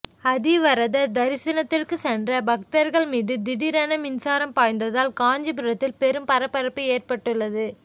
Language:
Tamil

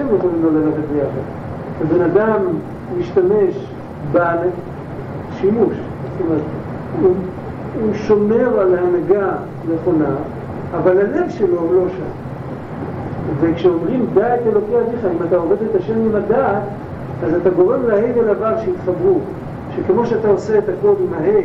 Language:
Hebrew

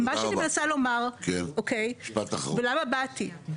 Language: Hebrew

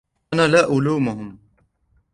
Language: Arabic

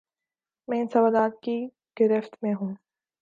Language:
Urdu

